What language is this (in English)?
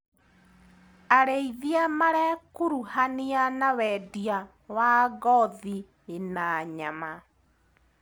Kikuyu